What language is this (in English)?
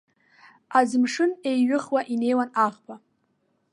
Abkhazian